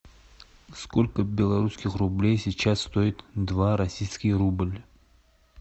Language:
Russian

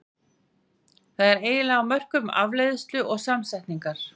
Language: Icelandic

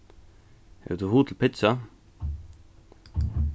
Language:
Faroese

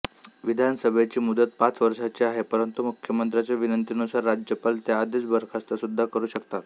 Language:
Marathi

